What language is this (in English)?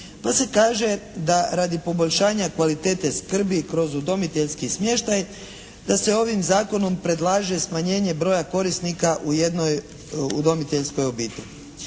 Croatian